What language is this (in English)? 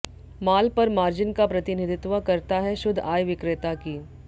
Hindi